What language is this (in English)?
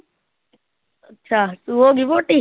Punjabi